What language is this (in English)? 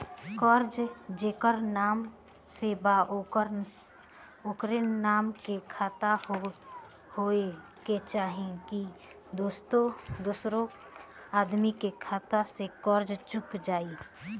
Bhojpuri